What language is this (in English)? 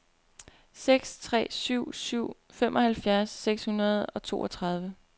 Danish